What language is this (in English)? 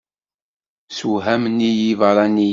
Kabyle